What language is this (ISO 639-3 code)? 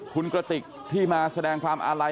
tha